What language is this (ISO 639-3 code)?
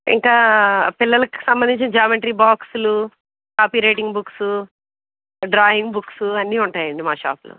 tel